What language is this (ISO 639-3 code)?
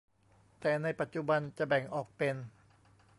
tha